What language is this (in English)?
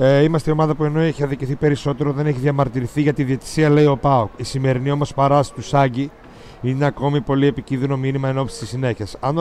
Greek